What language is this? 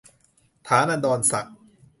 Thai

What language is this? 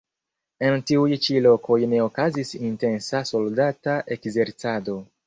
Esperanto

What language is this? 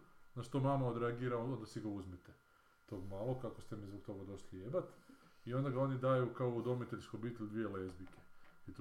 Croatian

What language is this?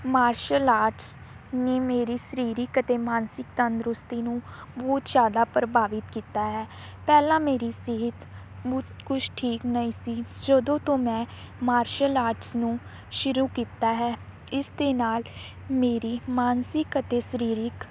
Punjabi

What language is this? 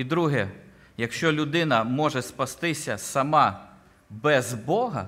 Ukrainian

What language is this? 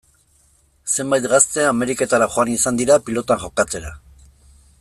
Basque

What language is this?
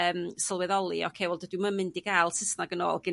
Welsh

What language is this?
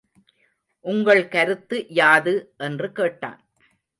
Tamil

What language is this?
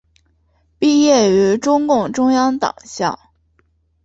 Chinese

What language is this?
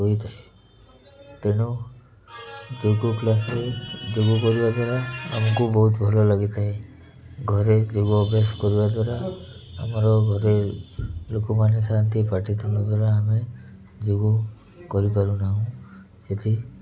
Odia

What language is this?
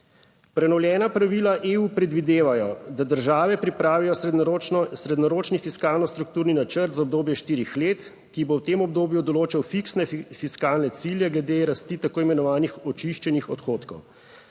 Slovenian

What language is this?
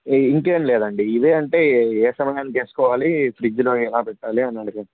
Telugu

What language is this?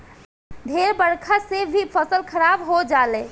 Bhojpuri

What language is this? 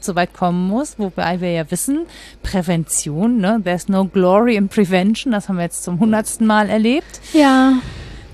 German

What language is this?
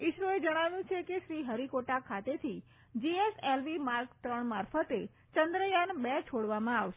Gujarati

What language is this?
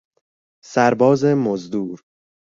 Persian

